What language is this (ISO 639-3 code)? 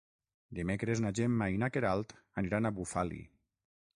cat